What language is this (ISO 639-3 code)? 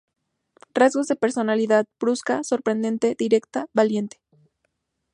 spa